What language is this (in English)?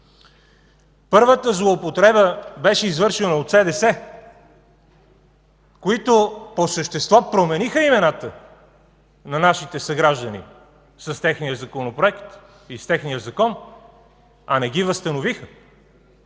Bulgarian